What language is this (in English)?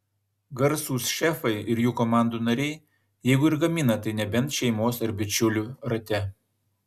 Lithuanian